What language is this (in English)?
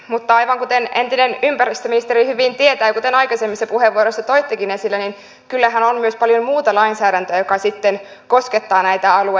Finnish